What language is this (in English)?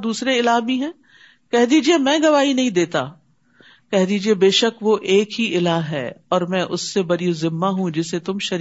Urdu